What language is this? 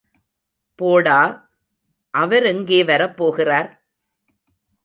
Tamil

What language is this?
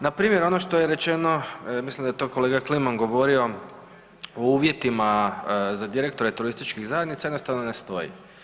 Croatian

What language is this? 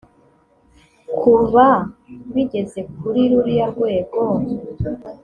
Kinyarwanda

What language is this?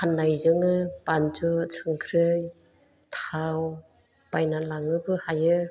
Bodo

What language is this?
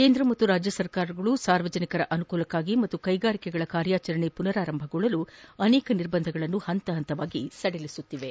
Kannada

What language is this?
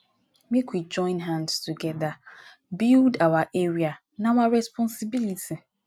Nigerian Pidgin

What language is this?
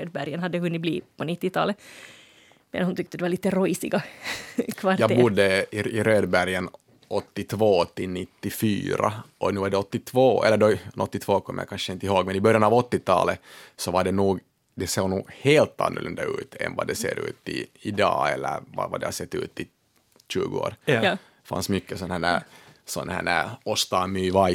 Swedish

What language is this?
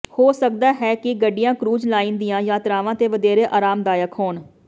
Punjabi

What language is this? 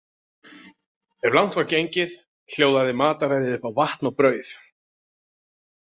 Icelandic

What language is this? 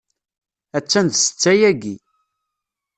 Kabyle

